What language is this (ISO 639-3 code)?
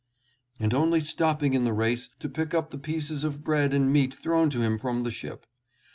eng